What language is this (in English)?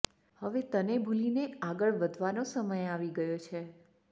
Gujarati